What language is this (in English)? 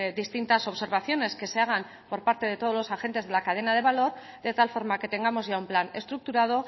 Spanish